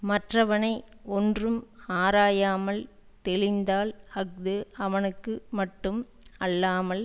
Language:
Tamil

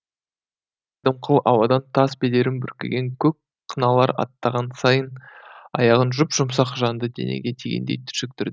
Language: Kazakh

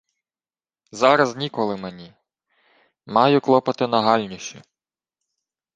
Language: Ukrainian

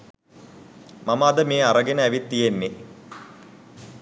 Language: Sinhala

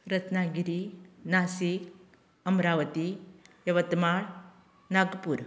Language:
Konkani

